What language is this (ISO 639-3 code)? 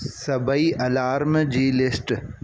snd